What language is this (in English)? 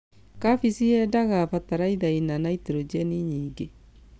Kikuyu